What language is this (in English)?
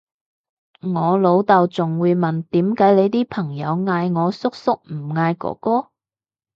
Cantonese